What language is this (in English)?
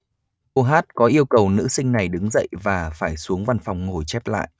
Vietnamese